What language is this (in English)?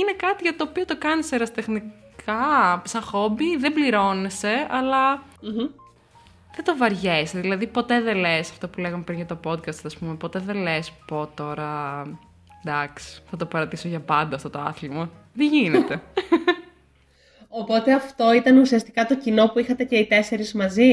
Greek